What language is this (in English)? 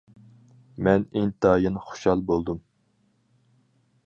Uyghur